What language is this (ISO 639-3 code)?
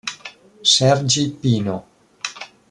ita